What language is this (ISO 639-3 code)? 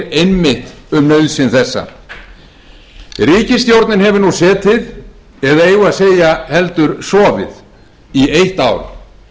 isl